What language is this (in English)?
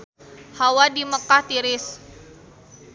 Sundanese